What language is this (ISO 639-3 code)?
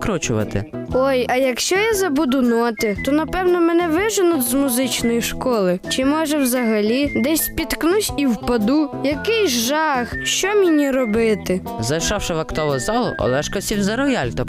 ukr